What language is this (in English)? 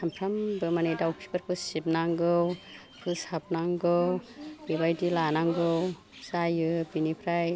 Bodo